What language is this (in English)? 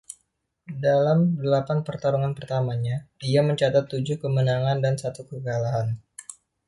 Indonesian